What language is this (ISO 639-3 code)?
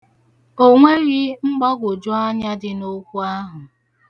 ibo